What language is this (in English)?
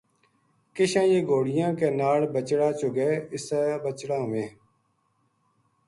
Gujari